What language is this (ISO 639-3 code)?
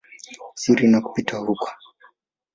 swa